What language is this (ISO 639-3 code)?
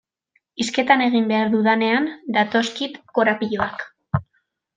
eus